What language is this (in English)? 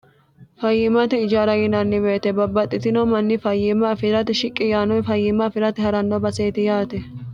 Sidamo